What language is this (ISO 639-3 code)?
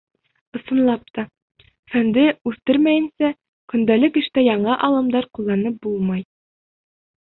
bak